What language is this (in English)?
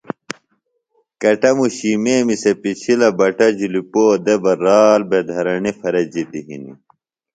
Phalura